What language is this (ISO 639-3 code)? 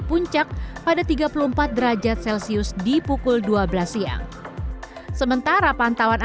ind